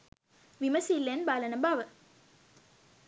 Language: Sinhala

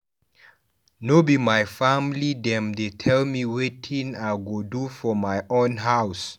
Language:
Nigerian Pidgin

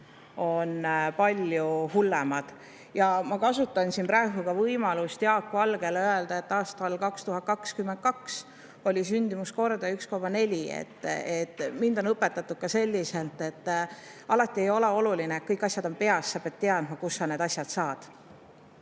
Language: Estonian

